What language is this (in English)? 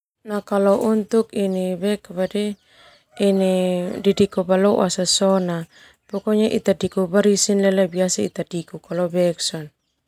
Termanu